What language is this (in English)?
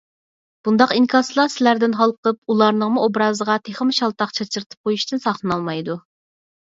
Uyghur